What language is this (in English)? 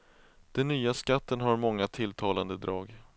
Swedish